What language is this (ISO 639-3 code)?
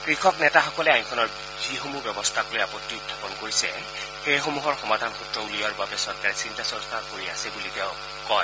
asm